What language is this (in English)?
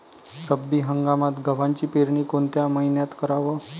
Marathi